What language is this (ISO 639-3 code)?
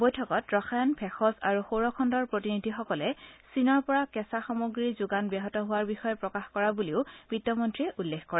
asm